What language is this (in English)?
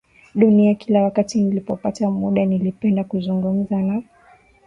Swahili